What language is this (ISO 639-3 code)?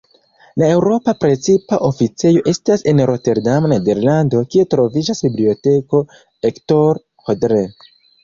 epo